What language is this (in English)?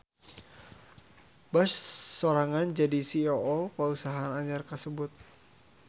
Sundanese